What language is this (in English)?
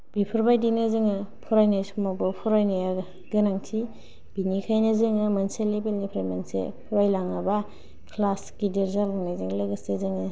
Bodo